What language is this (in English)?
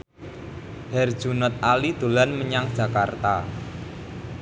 Javanese